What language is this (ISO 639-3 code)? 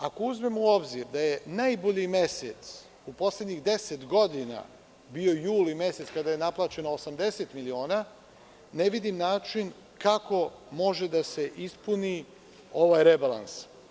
srp